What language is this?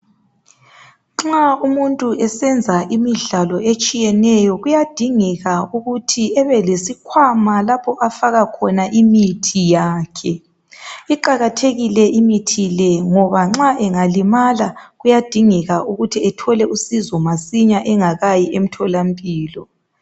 North Ndebele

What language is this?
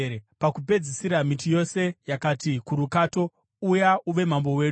Shona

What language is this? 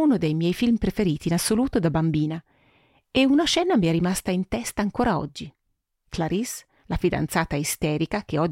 Italian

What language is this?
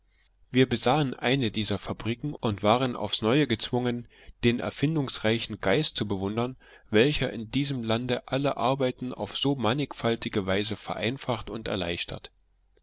German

